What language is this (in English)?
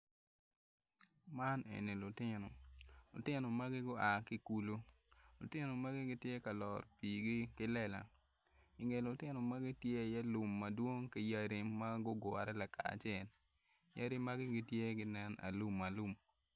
Acoli